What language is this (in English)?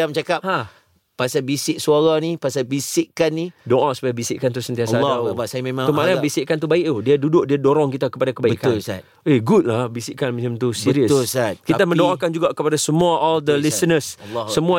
Malay